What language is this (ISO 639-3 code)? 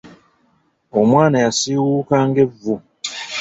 lug